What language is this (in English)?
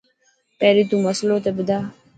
Dhatki